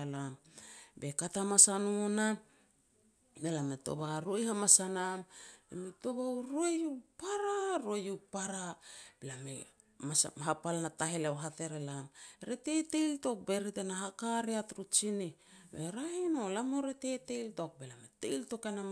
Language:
Petats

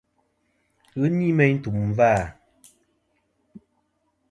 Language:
Kom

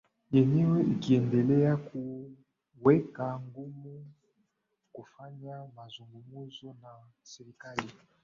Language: Swahili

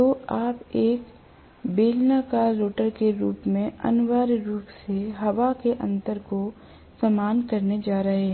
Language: Hindi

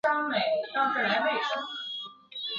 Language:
Chinese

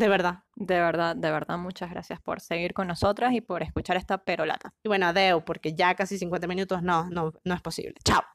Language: Spanish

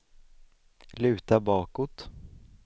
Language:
Swedish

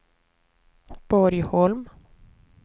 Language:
Swedish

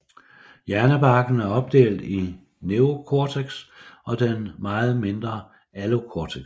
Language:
Danish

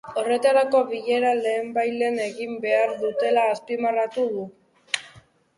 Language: Basque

